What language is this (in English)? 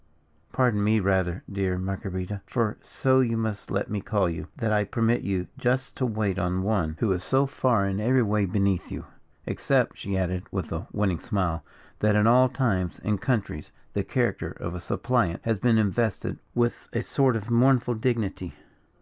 English